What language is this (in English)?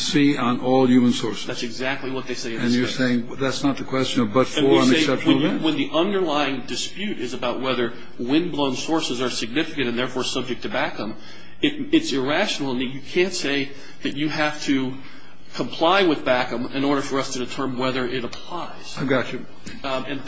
English